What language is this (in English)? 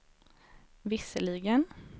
Swedish